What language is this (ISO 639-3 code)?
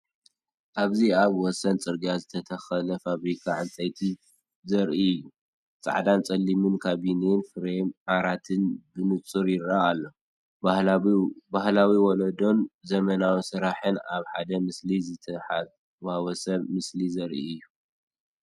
tir